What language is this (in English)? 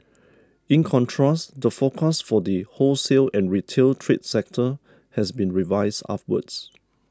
English